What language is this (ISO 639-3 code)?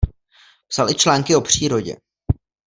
ces